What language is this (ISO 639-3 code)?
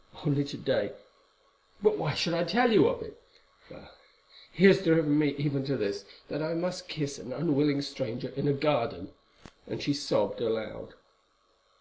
eng